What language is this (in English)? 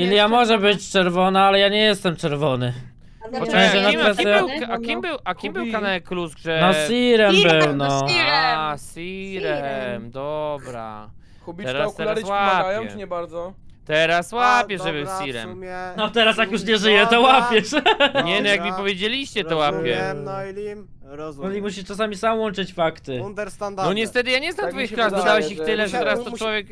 Polish